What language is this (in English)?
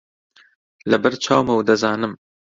Central Kurdish